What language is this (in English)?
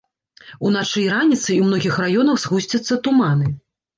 Belarusian